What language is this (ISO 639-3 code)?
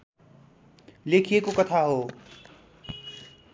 nep